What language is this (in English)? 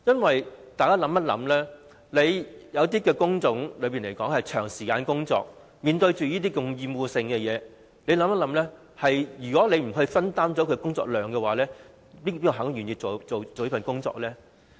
Cantonese